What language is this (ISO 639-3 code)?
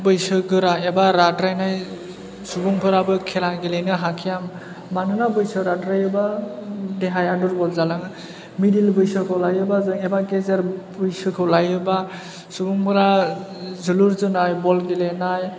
brx